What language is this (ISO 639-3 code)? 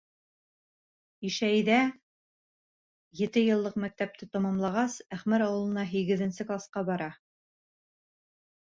bak